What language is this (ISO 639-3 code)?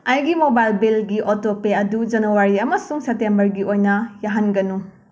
mni